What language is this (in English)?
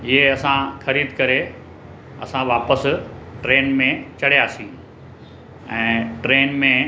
Sindhi